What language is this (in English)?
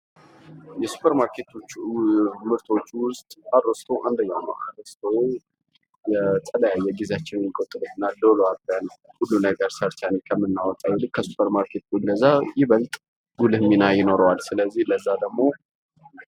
Amharic